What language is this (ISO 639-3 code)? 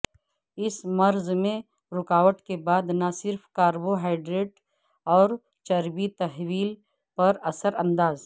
urd